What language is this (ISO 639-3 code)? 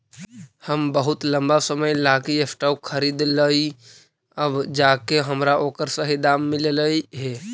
mag